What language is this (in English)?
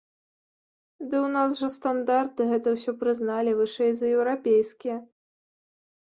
Belarusian